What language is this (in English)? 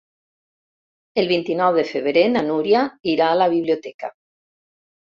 Catalan